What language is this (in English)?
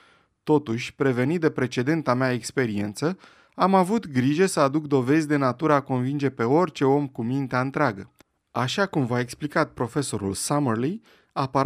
Romanian